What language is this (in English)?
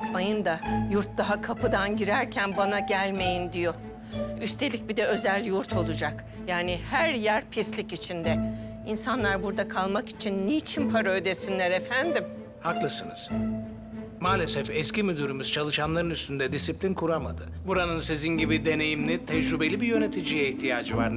Turkish